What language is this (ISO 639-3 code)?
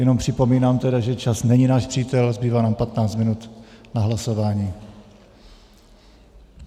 ces